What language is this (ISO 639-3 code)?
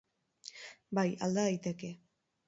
eus